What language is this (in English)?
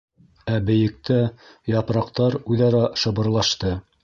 Bashkir